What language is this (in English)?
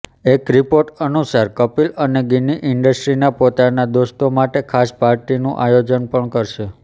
Gujarati